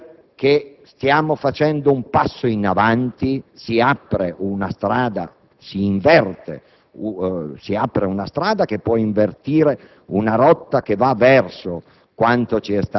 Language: Italian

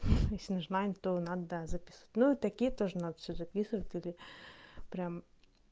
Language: Russian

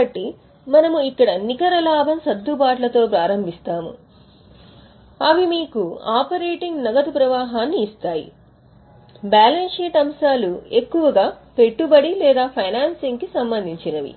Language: Telugu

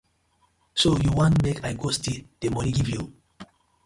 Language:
Nigerian Pidgin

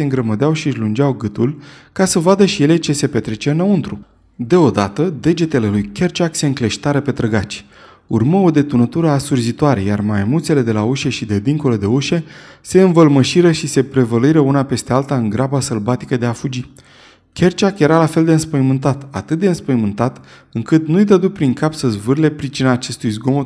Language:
Romanian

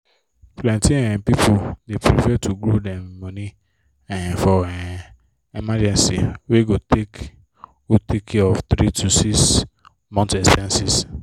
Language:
Nigerian Pidgin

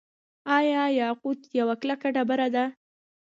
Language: Pashto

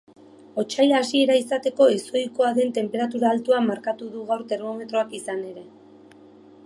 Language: Basque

